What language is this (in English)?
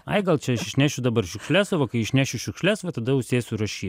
Lithuanian